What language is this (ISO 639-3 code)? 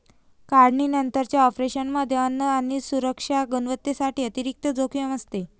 mar